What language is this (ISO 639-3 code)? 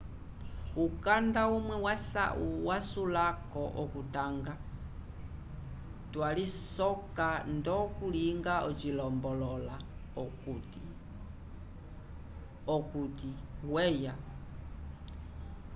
umb